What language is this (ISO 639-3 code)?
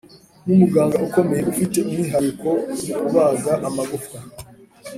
kin